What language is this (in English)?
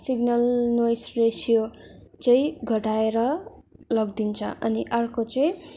Nepali